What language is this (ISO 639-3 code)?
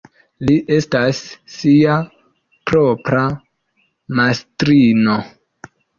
epo